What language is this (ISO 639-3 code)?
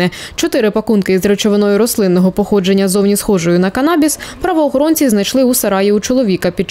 ukr